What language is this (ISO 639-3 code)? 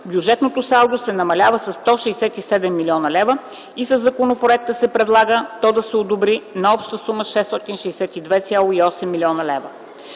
bul